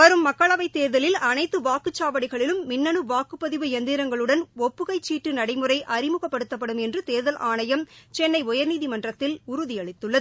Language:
Tamil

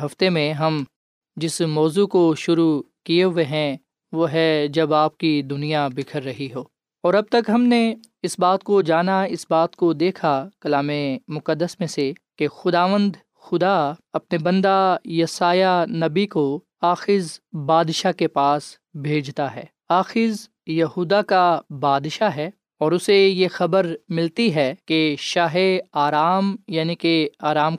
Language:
Urdu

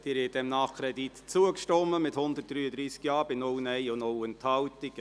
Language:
Swiss German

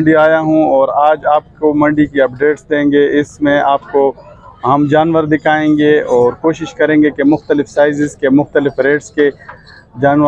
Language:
Arabic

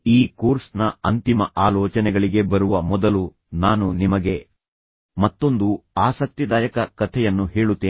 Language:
Kannada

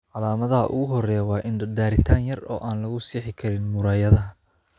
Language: Somali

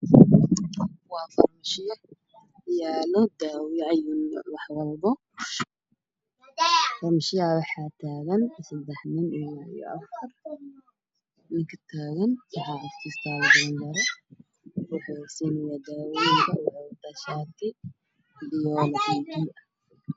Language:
Somali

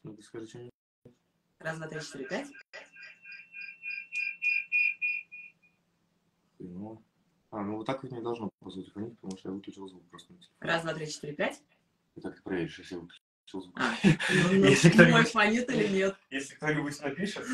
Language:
Russian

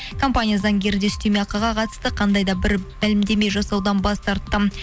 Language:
Kazakh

